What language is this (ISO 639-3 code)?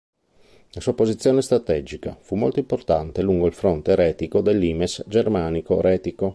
ita